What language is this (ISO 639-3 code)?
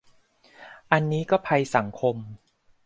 tha